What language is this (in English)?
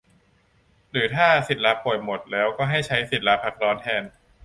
Thai